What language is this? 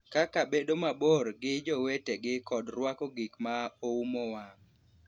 Luo (Kenya and Tanzania)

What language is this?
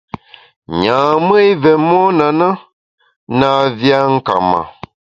Bamun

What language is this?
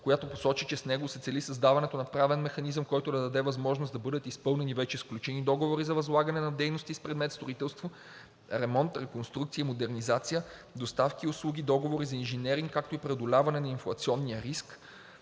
Bulgarian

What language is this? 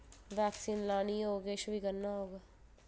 Dogri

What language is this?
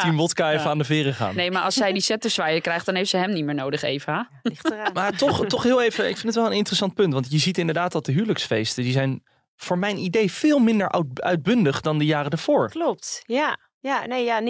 Dutch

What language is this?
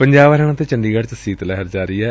Punjabi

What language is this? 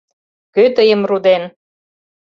Mari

